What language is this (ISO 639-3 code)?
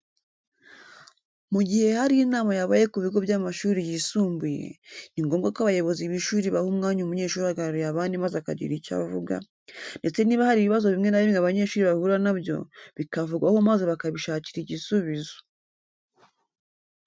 kin